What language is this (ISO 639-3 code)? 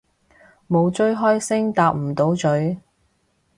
yue